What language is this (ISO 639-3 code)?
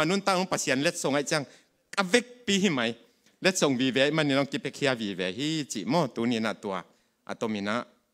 tha